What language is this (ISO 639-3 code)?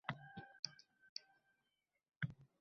uzb